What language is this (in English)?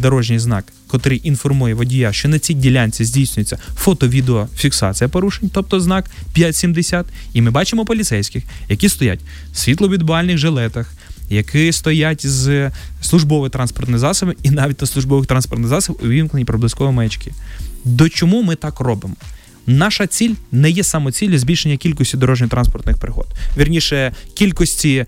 Ukrainian